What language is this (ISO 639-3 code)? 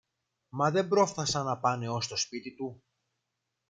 ell